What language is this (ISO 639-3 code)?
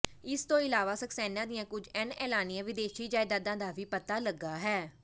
pan